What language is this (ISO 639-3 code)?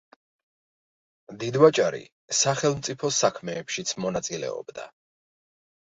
kat